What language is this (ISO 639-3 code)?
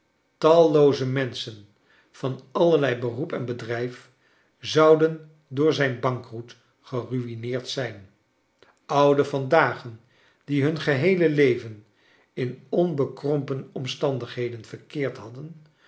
nld